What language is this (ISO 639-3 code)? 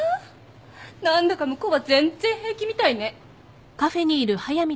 jpn